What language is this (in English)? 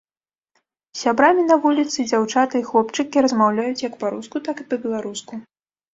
Belarusian